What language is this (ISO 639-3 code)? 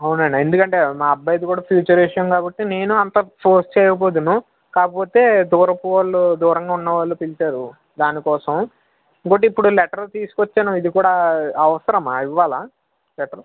tel